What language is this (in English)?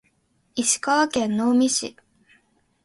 Japanese